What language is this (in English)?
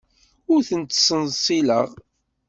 Kabyle